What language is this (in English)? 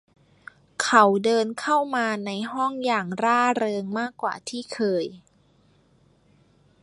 Thai